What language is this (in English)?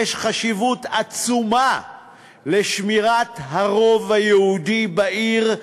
Hebrew